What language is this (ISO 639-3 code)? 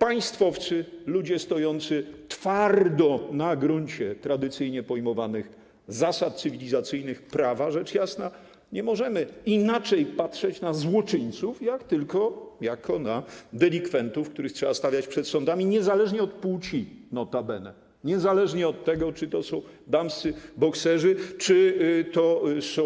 pol